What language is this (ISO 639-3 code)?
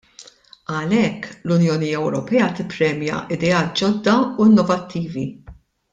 mlt